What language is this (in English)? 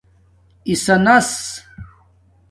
Domaaki